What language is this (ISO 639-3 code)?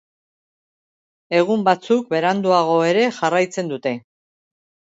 eus